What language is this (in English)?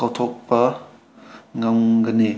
Manipuri